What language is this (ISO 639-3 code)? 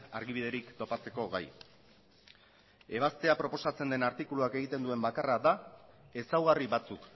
eus